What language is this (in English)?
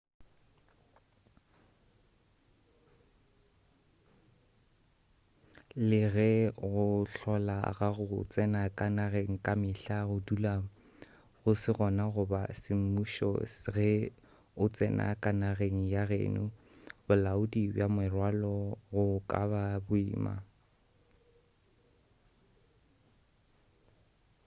Northern Sotho